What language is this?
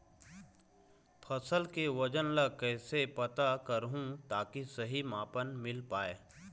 Chhattisgarhi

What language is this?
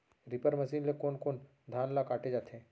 Chhattisgarhi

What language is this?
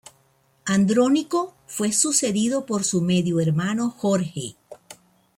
Spanish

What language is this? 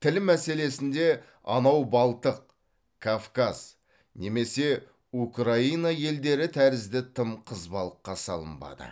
Kazakh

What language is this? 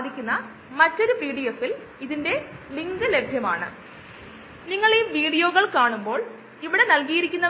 Malayalam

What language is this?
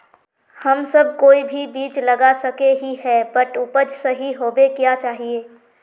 Magahi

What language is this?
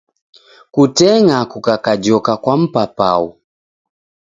Taita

